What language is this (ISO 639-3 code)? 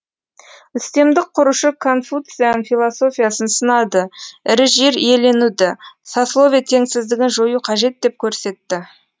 kaz